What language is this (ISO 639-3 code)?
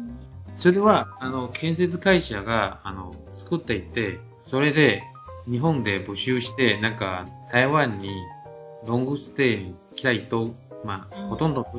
jpn